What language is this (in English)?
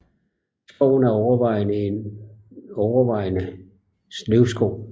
Danish